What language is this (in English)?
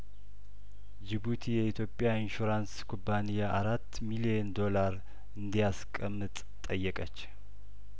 Amharic